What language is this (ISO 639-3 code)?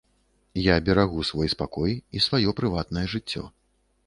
bel